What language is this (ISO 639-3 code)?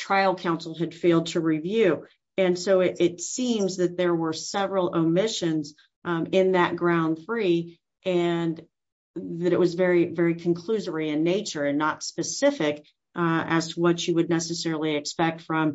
eng